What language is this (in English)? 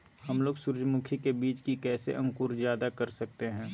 Magahi